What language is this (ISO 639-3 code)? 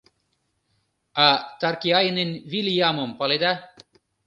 chm